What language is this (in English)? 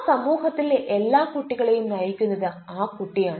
Malayalam